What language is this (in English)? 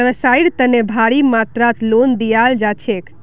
Magahi